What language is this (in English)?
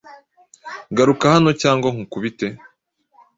Kinyarwanda